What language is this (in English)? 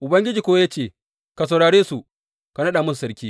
Hausa